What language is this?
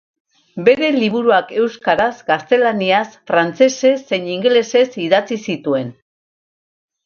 Basque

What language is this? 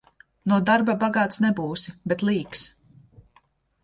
Latvian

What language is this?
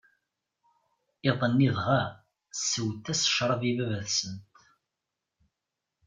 Kabyle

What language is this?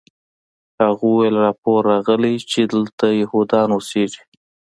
Pashto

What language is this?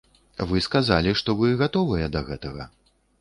Belarusian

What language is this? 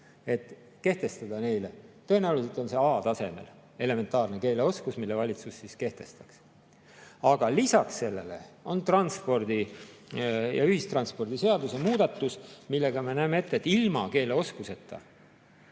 Estonian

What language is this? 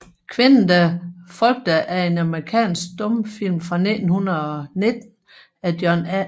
Danish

